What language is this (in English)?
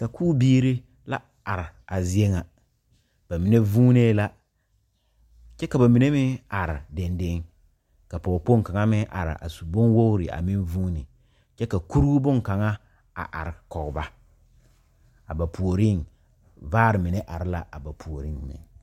Southern Dagaare